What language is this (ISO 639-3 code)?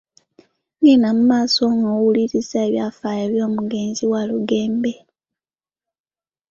lug